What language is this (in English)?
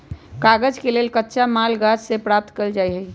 Magahi